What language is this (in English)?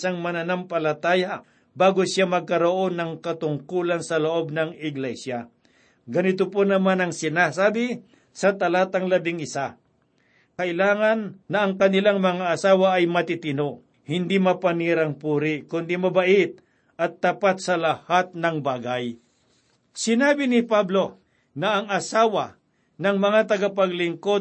Filipino